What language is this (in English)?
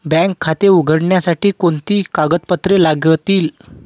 Marathi